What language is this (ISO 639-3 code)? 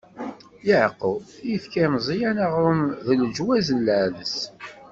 kab